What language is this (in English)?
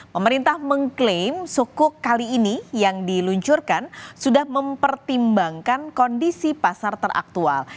Indonesian